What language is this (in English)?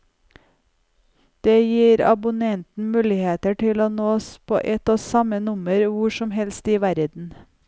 Norwegian